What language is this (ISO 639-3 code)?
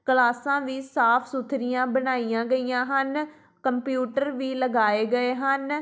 pan